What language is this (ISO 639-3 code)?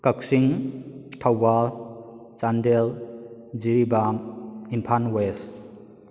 mni